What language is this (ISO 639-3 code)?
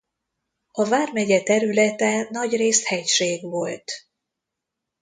hun